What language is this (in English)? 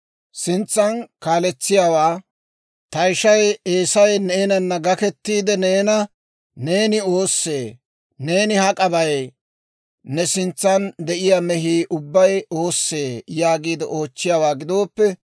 Dawro